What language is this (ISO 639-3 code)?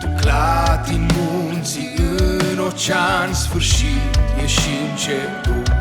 ron